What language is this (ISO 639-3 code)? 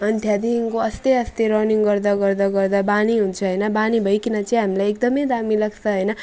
nep